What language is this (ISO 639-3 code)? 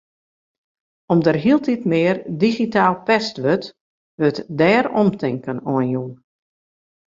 fry